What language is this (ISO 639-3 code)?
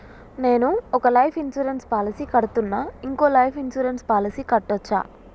tel